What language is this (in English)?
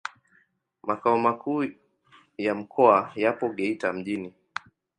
Swahili